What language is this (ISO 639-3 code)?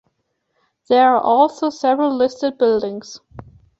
eng